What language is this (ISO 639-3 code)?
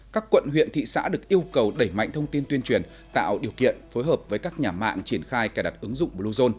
vie